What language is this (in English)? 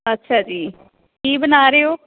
Punjabi